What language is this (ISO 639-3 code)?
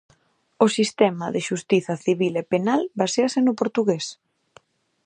glg